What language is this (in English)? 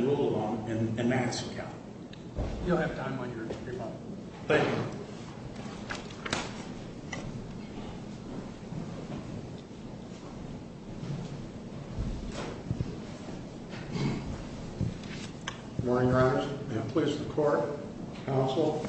English